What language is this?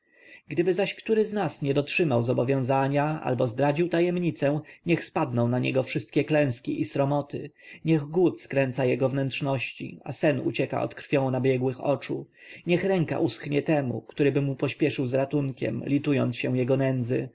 Polish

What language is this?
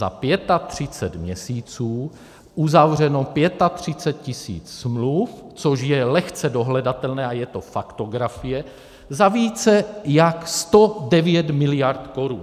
Czech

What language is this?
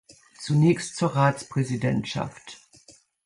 German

